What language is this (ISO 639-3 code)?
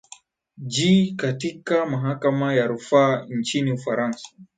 swa